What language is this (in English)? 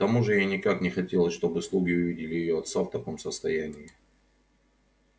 Russian